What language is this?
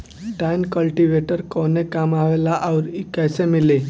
Bhojpuri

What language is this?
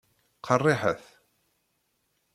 Kabyle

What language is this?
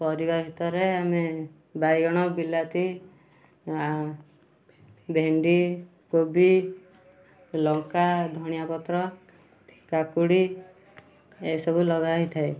Odia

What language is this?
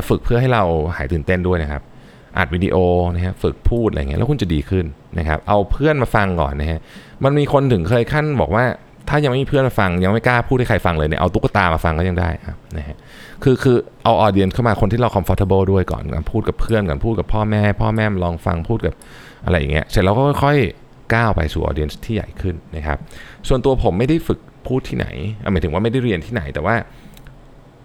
Thai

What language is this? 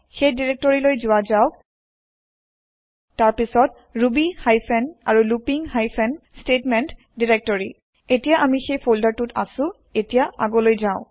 Assamese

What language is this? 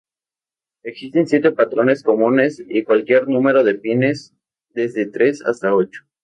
Spanish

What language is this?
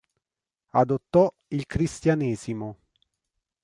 Italian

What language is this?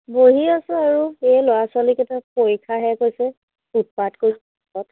Assamese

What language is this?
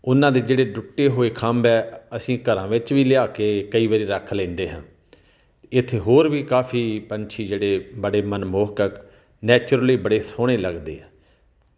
Punjabi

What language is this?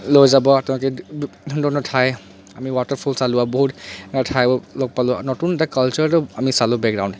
Assamese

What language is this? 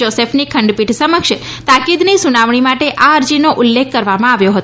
Gujarati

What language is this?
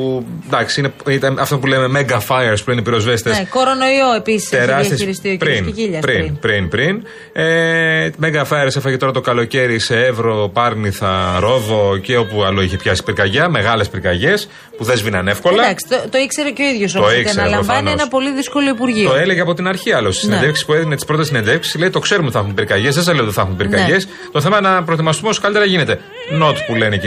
Greek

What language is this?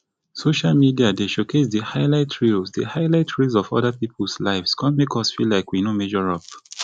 Nigerian Pidgin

